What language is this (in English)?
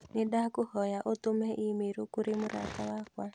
Kikuyu